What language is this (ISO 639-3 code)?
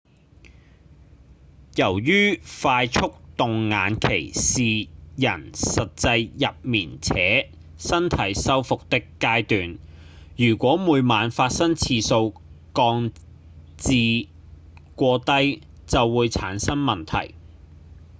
yue